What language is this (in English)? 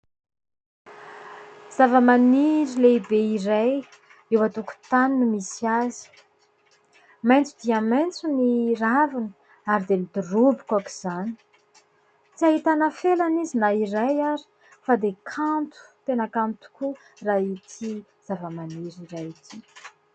Malagasy